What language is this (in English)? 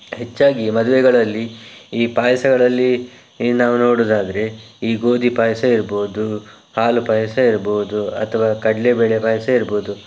Kannada